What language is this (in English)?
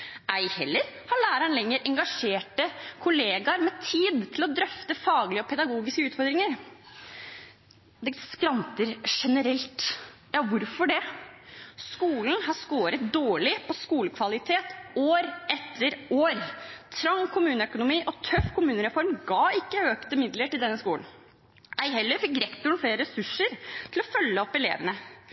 Norwegian Bokmål